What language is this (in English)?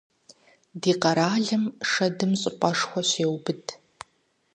Kabardian